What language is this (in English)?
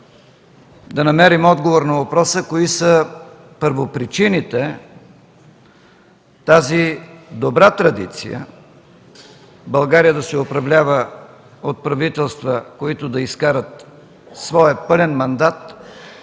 Bulgarian